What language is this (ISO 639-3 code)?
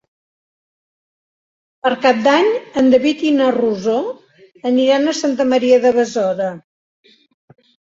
cat